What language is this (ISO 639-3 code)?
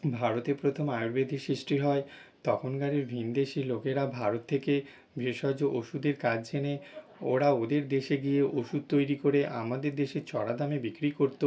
ben